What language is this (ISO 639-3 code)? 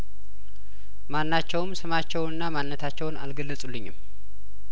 amh